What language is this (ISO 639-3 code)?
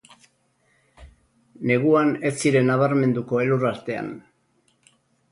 eus